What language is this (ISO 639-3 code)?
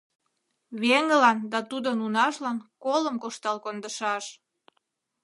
chm